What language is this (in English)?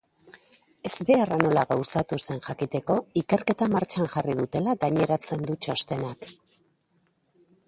Basque